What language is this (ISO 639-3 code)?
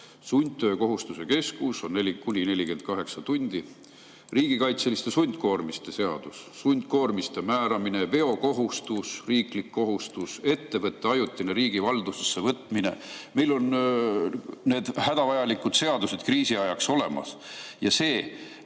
est